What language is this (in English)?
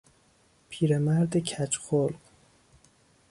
Persian